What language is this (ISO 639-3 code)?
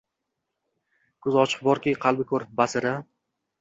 uzb